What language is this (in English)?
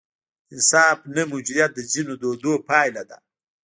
Pashto